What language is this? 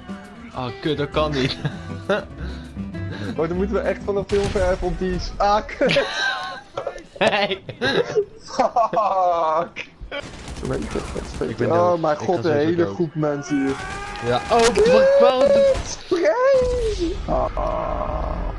Dutch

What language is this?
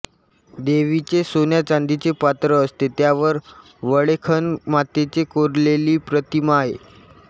Marathi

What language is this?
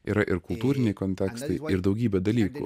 Lithuanian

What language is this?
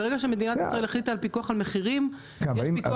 Hebrew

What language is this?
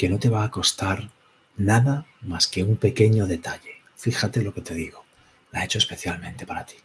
Spanish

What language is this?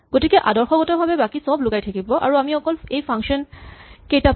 Assamese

